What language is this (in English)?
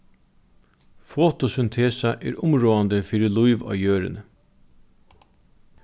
Faroese